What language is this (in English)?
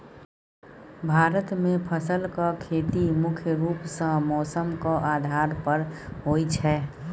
Maithili